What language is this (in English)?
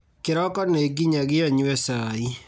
Kikuyu